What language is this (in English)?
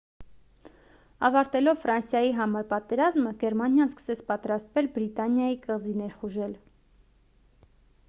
Armenian